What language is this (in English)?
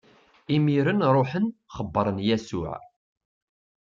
Kabyle